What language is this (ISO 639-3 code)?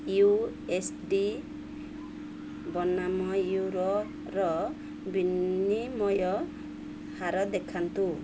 ori